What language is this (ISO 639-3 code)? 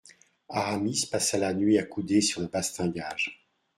fra